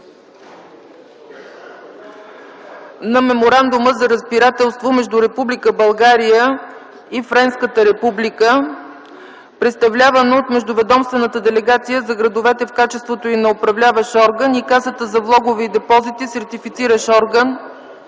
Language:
Bulgarian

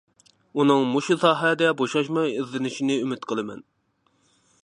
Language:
Uyghur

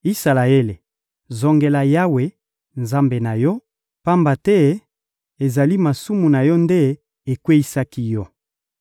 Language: Lingala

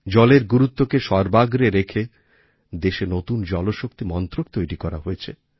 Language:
Bangla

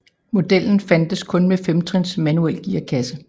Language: Danish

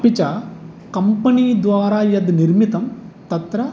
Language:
Sanskrit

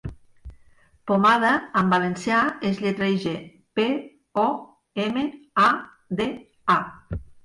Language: Catalan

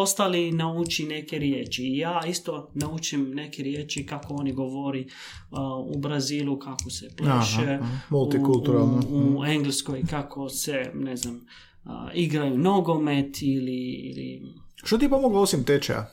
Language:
Croatian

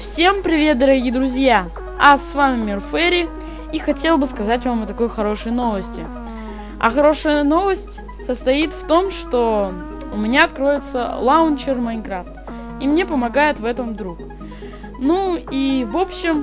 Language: Russian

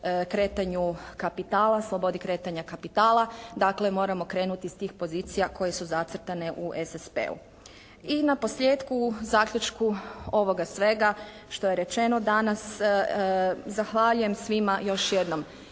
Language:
Croatian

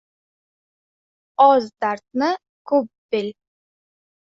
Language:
Uzbek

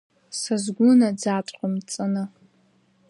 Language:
Abkhazian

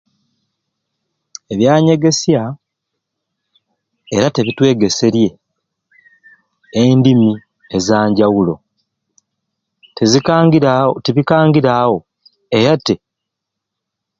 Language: Ruuli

